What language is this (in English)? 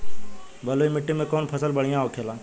Bhojpuri